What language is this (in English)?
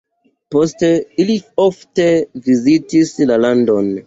Esperanto